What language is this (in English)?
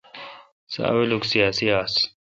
Kalkoti